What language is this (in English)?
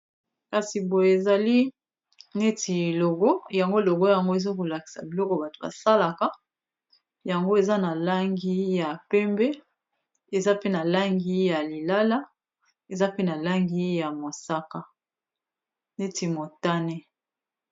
Lingala